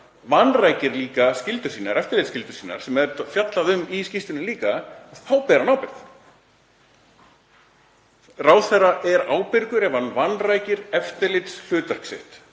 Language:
Icelandic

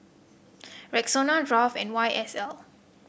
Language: English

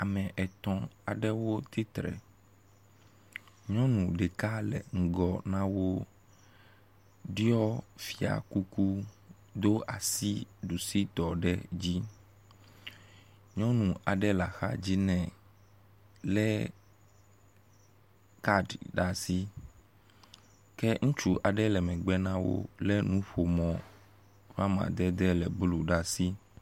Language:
Ewe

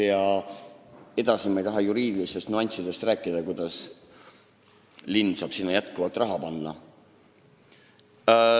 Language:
Estonian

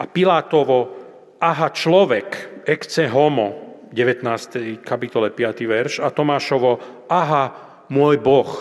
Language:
Slovak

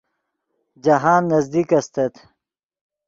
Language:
Yidgha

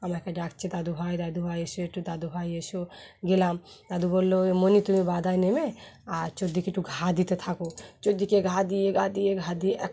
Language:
Bangla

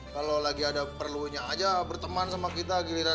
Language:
Indonesian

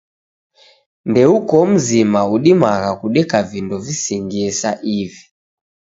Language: Taita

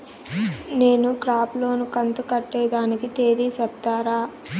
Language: Telugu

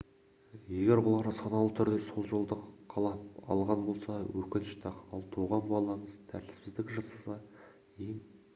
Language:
Kazakh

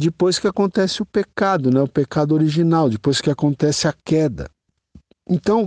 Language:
Portuguese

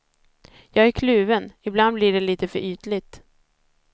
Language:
Swedish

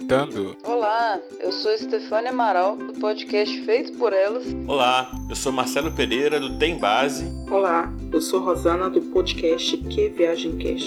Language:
Portuguese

